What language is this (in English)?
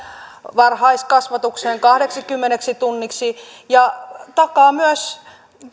Finnish